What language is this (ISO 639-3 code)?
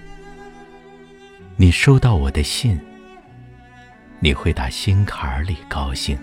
zho